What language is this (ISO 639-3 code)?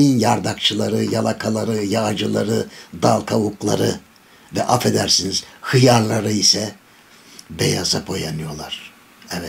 tur